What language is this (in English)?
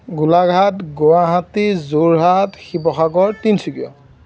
Assamese